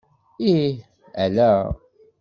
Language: Kabyle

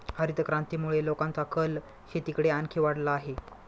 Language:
Marathi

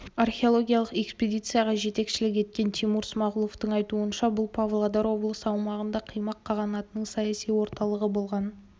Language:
Kazakh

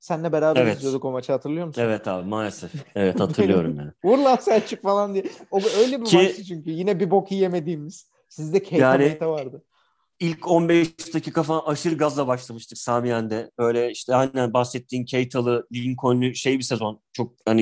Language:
Turkish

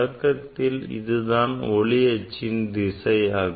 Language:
Tamil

